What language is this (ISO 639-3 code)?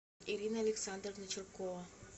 rus